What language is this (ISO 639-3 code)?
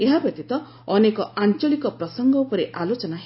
ori